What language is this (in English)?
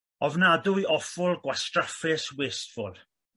Welsh